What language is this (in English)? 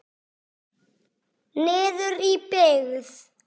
Icelandic